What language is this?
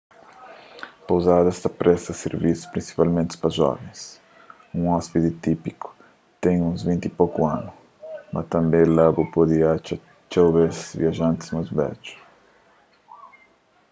Kabuverdianu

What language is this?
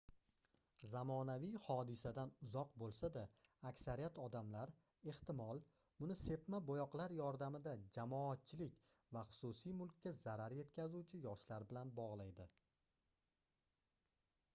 Uzbek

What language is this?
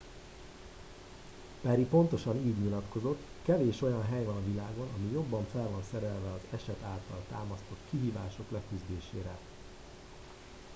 Hungarian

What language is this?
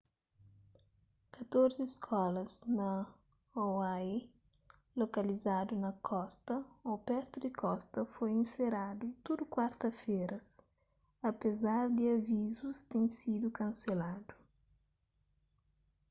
Kabuverdianu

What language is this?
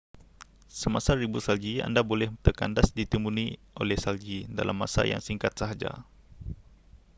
Malay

